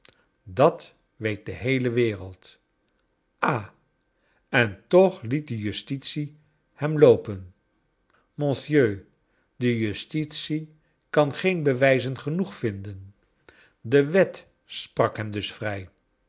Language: Dutch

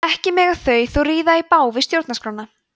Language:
Icelandic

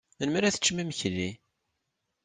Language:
Kabyle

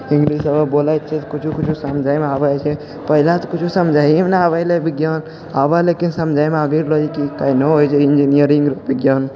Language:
Maithili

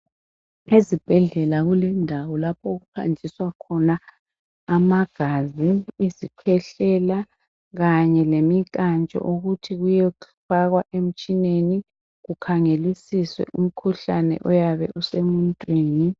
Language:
North Ndebele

